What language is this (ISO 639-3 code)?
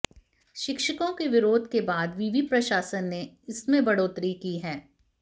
hin